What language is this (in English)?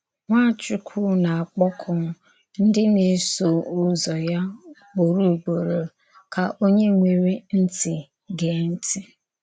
Igbo